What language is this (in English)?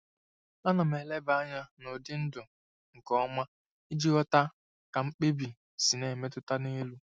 Igbo